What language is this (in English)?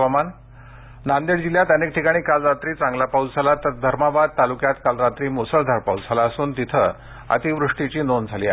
Marathi